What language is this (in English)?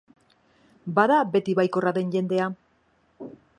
Basque